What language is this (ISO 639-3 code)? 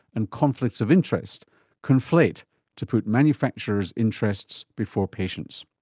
eng